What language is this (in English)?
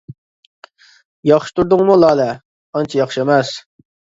Uyghur